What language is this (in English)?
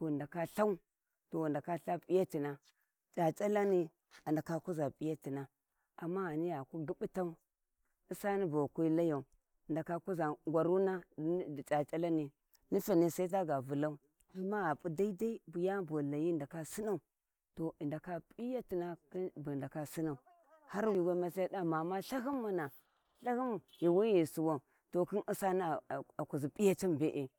Warji